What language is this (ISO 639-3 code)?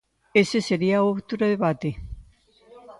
glg